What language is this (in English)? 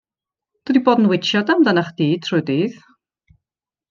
Welsh